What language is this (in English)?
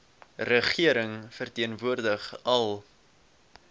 Afrikaans